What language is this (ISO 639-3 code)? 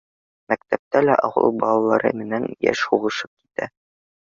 bak